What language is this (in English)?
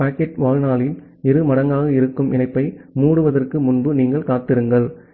Tamil